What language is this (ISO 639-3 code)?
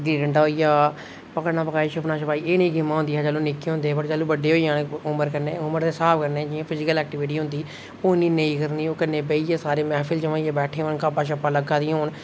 doi